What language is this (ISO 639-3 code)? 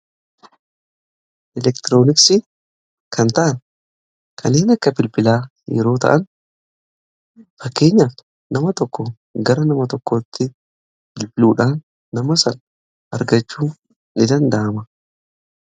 orm